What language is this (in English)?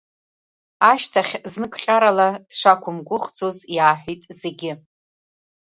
Abkhazian